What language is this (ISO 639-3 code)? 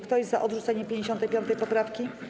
pol